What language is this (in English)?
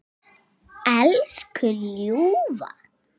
Icelandic